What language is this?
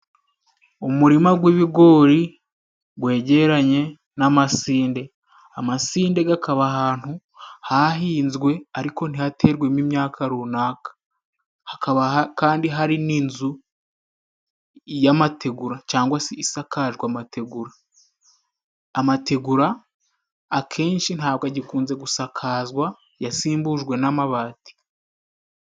Kinyarwanda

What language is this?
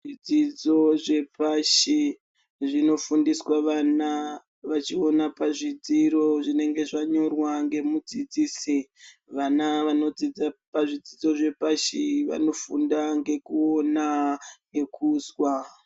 Ndau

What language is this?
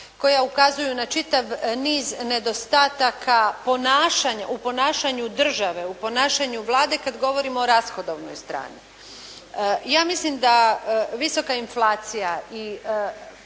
Croatian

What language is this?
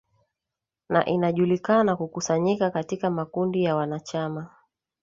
Swahili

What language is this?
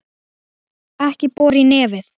Icelandic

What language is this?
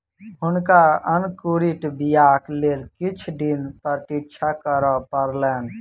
Maithili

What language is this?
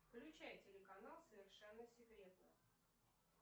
Russian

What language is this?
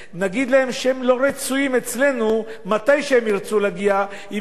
Hebrew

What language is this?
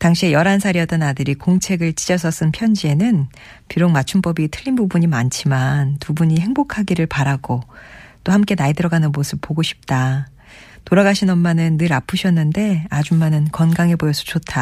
Korean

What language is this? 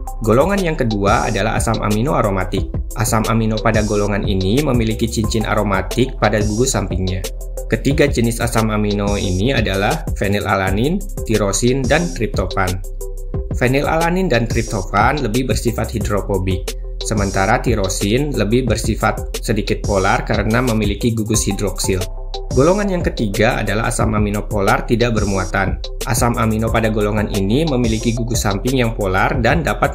Indonesian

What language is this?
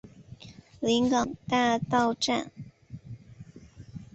Chinese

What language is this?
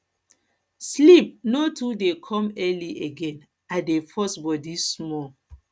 Nigerian Pidgin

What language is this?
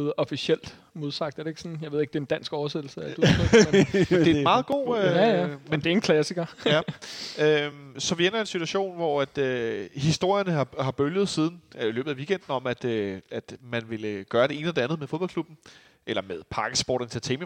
Danish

